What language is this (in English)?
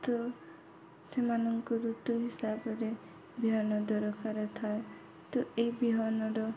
Odia